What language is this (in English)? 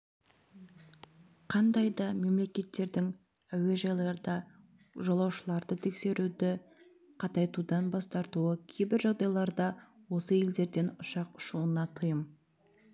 Kazakh